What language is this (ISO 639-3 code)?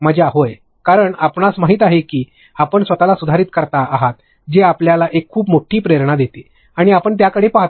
mar